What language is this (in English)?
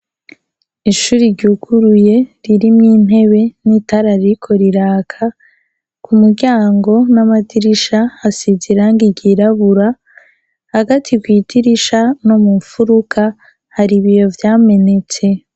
Rundi